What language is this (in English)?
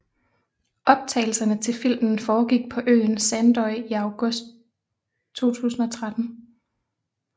Danish